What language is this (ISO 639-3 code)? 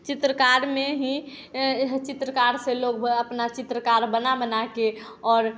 hin